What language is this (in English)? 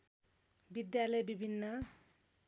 Nepali